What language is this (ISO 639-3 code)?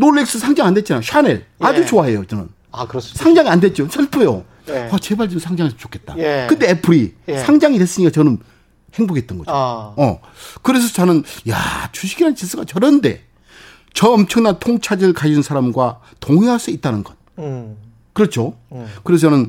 kor